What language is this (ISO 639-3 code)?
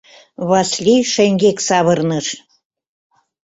chm